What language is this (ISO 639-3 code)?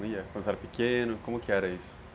por